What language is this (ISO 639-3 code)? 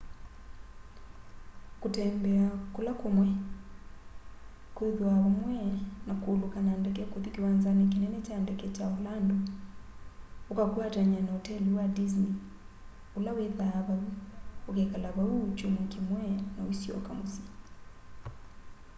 kam